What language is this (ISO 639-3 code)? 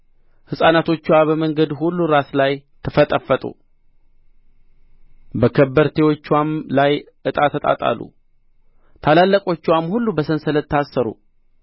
amh